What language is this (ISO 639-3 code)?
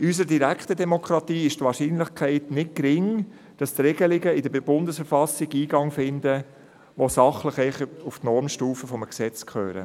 gsw